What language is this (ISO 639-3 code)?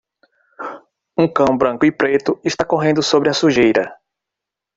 por